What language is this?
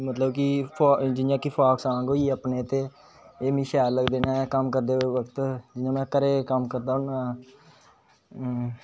Dogri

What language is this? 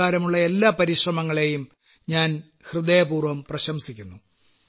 Malayalam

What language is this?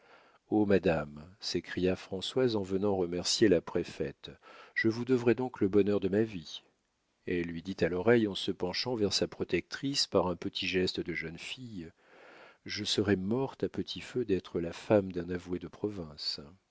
French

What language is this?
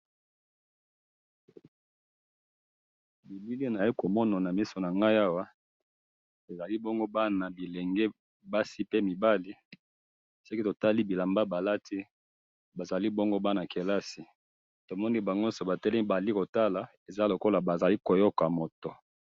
Lingala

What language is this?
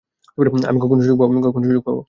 Bangla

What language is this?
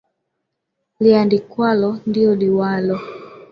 Swahili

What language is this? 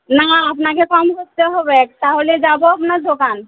Bangla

